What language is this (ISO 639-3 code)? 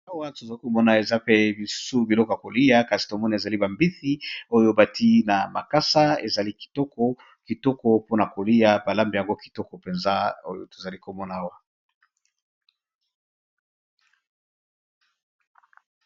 lin